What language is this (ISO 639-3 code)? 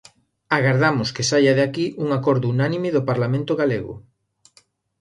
glg